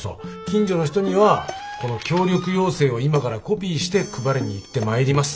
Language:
Japanese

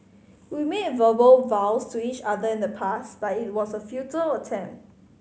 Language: English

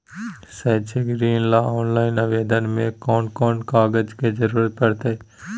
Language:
Magahi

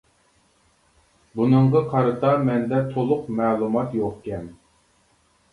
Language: Uyghur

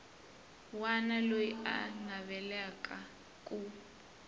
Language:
Tsonga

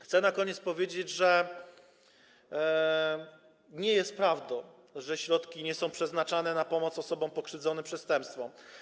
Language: Polish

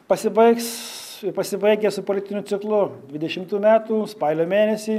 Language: Lithuanian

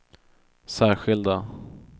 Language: Swedish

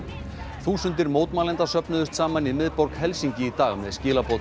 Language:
Icelandic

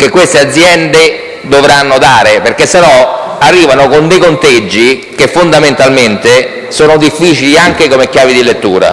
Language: Italian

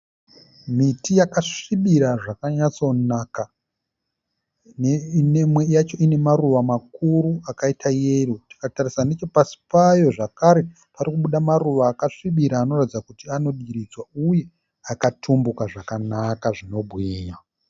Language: Shona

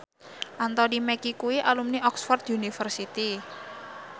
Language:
Javanese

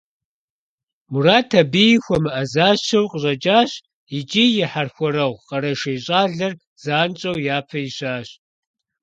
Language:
Kabardian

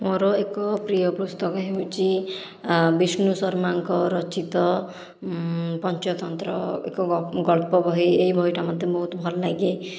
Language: Odia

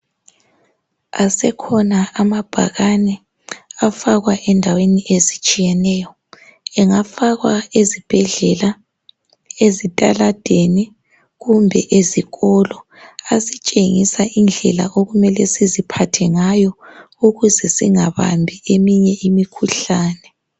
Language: North Ndebele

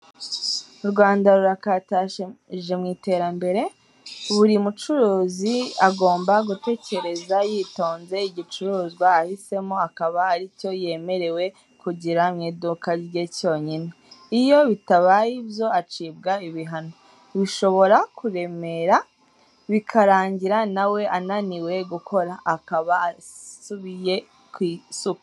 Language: Kinyarwanda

